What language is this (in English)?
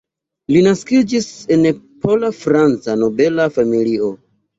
Esperanto